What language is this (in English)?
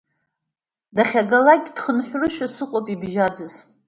Abkhazian